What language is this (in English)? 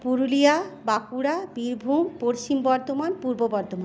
Bangla